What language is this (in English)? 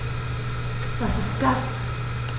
German